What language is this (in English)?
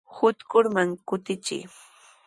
Sihuas Ancash Quechua